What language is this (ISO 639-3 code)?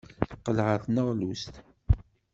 kab